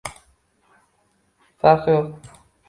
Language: Uzbek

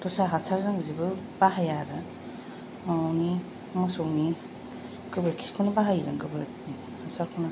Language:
Bodo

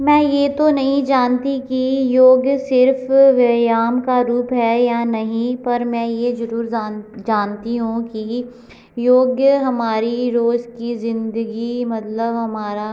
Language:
Hindi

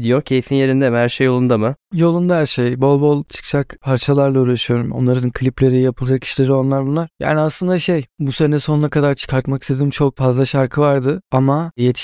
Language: Turkish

